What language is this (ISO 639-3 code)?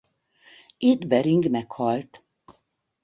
hun